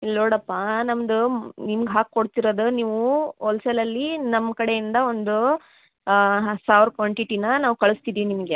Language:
Kannada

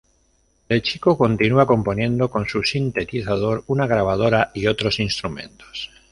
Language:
Spanish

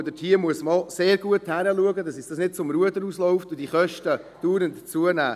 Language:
Swiss German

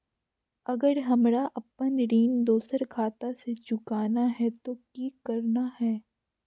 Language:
Magahi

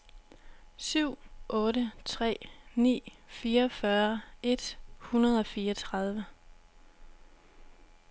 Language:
Danish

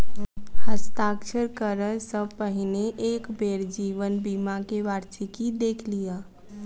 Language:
Maithili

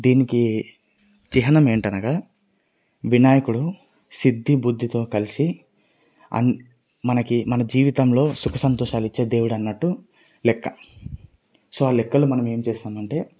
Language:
Telugu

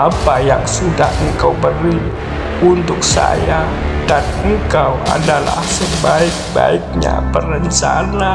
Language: Indonesian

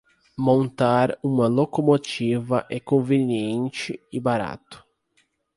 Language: Portuguese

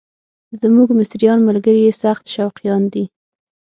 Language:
Pashto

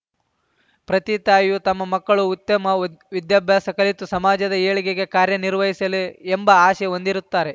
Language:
Kannada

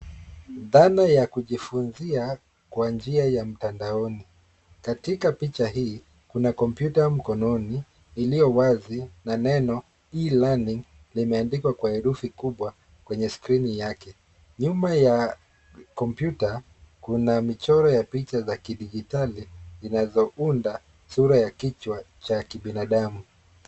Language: Swahili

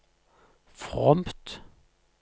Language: Norwegian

